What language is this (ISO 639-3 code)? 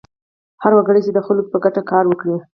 pus